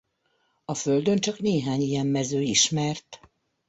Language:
Hungarian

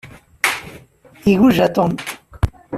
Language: Kabyle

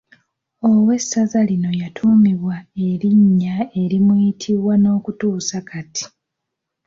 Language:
Ganda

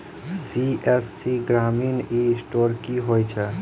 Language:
Maithili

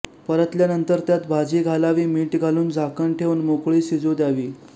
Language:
Marathi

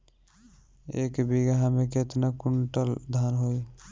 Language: Bhojpuri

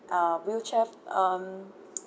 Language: English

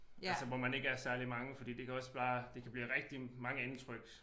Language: Danish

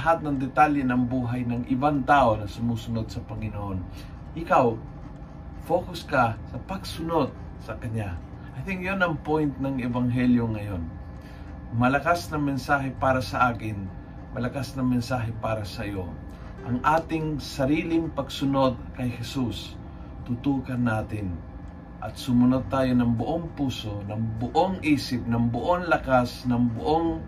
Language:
Filipino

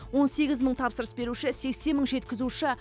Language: Kazakh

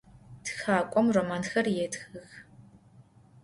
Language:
Adyghe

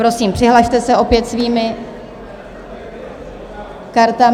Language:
Czech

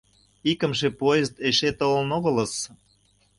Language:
Mari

